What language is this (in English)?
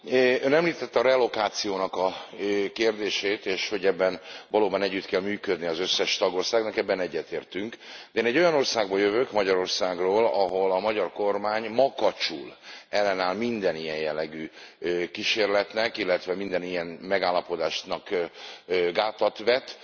Hungarian